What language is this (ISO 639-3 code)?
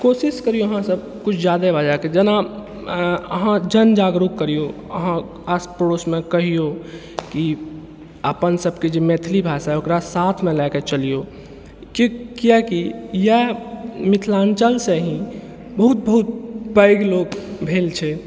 mai